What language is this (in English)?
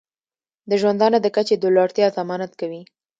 Pashto